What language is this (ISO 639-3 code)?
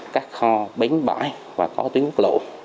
vie